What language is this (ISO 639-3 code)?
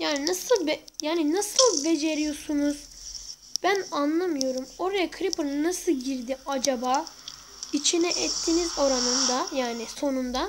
tur